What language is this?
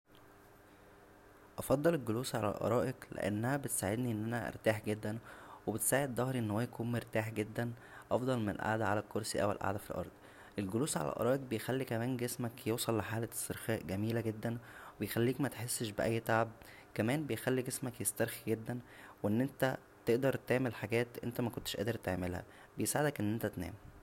Egyptian Arabic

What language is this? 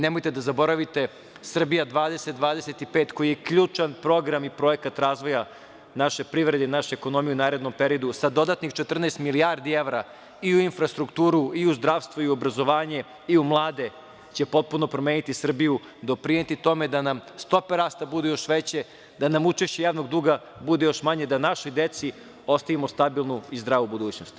Serbian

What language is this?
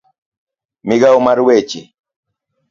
Luo (Kenya and Tanzania)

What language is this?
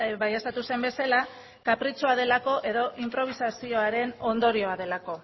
Basque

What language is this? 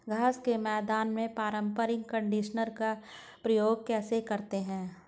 Hindi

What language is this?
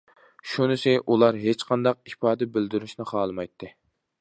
Uyghur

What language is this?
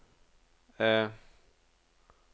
Norwegian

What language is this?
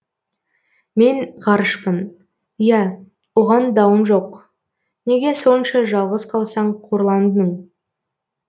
Kazakh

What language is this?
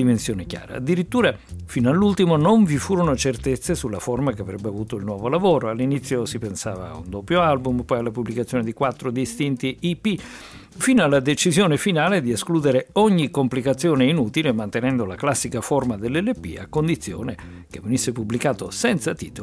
Italian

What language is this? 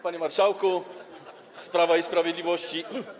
Polish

